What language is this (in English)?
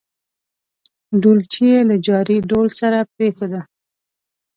Pashto